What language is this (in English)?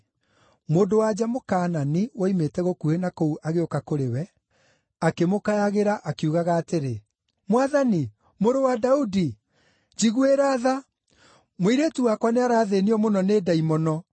Kikuyu